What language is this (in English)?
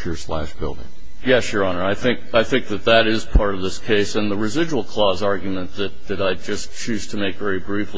English